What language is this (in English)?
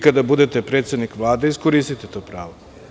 Serbian